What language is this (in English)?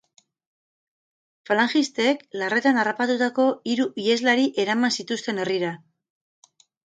Basque